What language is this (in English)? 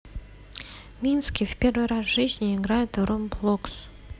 Russian